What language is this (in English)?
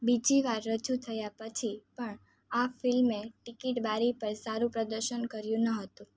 Gujarati